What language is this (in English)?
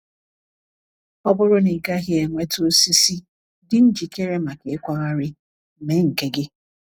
Igbo